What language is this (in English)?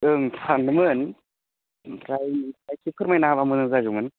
Bodo